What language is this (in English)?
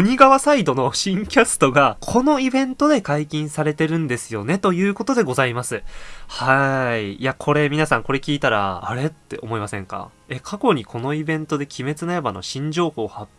Japanese